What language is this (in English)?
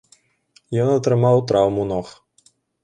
Belarusian